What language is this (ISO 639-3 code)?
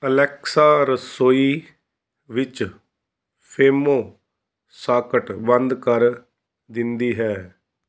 pan